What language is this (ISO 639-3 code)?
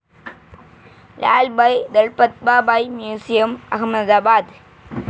mal